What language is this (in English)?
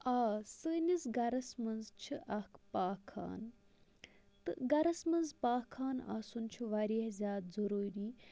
Kashmiri